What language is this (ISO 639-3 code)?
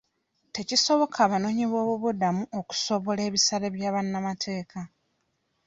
lug